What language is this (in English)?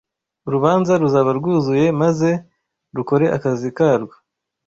Kinyarwanda